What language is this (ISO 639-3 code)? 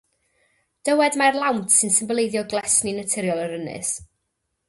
cym